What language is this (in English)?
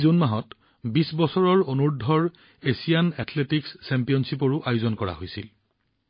Assamese